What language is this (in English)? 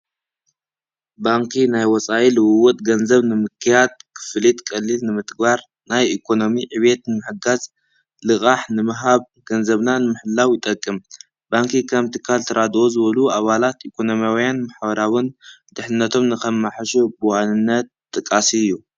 Tigrinya